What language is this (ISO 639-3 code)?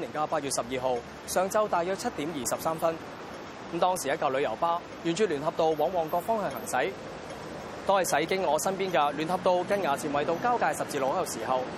zho